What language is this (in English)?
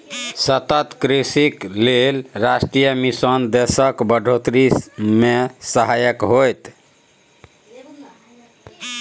Maithili